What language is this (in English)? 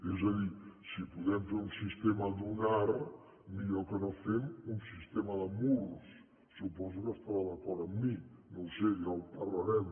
Catalan